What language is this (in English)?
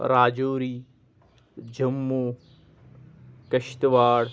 Kashmiri